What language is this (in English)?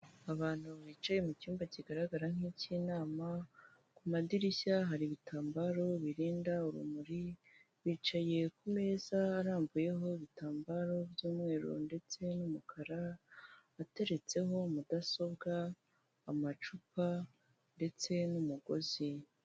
Kinyarwanda